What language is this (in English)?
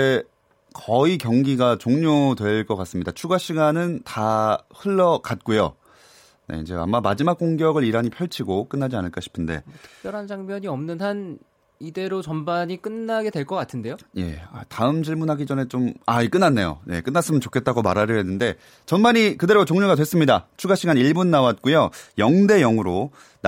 Korean